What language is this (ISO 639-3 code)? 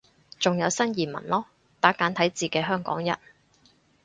yue